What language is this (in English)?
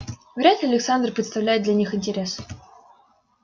Russian